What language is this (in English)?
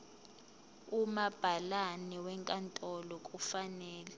Zulu